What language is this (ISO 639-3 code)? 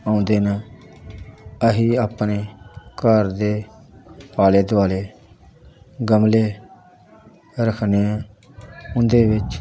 pan